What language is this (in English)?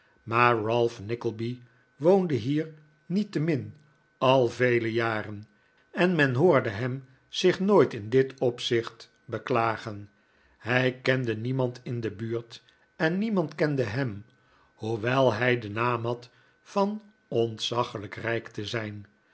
Dutch